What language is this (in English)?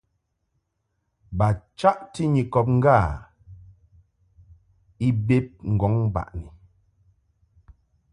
Mungaka